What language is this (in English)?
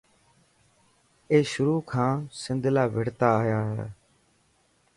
Dhatki